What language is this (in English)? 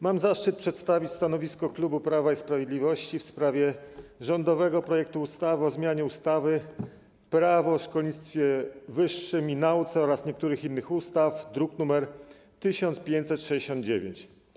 Polish